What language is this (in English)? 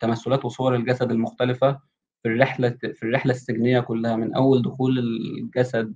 Arabic